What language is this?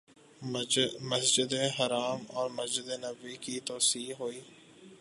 Urdu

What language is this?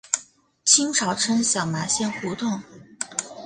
Chinese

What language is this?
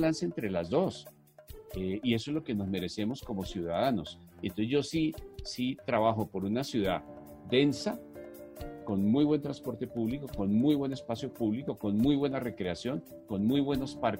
Spanish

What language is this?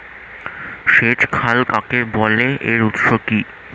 Bangla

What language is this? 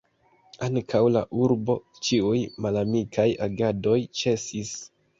Esperanto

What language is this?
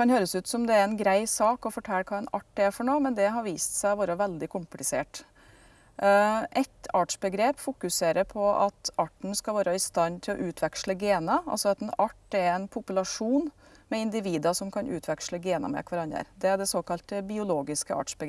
Norwegian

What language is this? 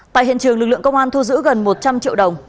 Vietnamese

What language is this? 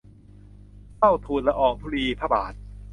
Thai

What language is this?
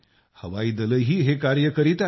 Marathi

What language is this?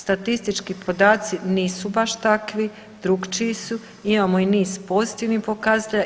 Croatian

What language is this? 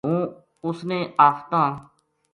Gujari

